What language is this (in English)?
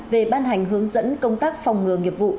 Vietnamese